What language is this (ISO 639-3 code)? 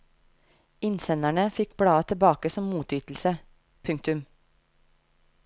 nor